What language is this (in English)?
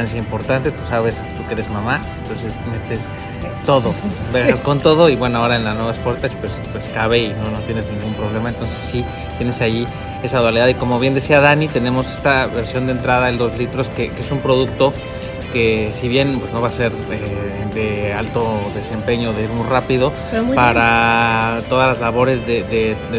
Spanish